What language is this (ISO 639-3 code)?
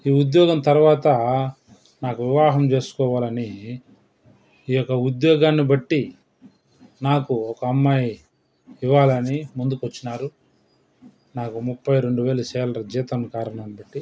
tel